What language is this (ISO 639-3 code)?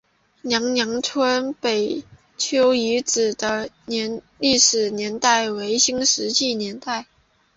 zho